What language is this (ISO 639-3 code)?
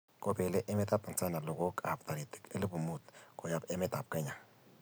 kln